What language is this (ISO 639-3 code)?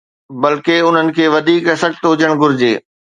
snd